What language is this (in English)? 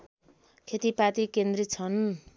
Nepali